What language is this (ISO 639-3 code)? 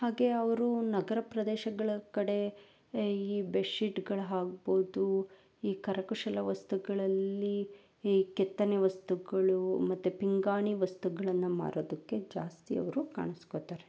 kan